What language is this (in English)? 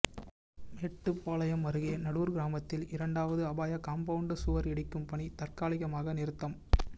Tamil